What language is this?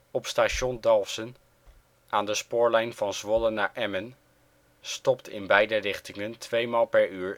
Dutch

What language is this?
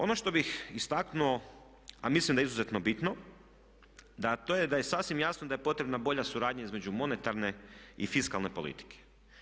Croatian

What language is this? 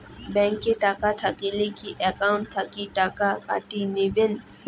Bangla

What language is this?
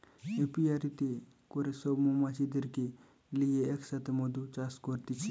Bangla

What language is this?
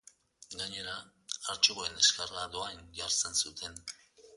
Basque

